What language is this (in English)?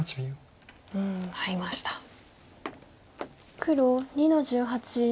Japanese